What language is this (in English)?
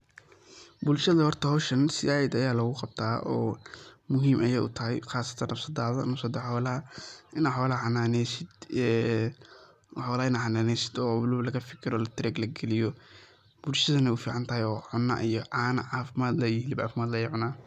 Somali